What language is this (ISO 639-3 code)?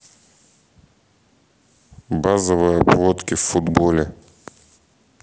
rus